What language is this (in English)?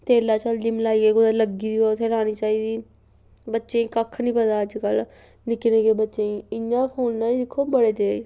Dogri